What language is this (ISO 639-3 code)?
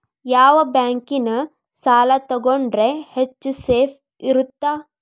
kan